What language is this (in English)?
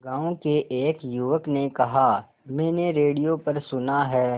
Hindi